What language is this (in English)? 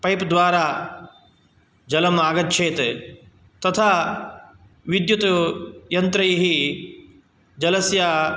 Sanskrit